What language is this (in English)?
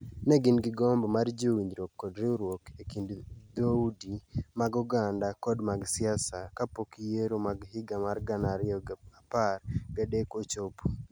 Luo (Kenya and Tanzania)